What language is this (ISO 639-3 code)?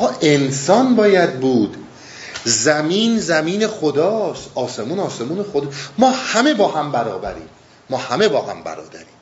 fas